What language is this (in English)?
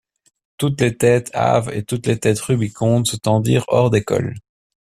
French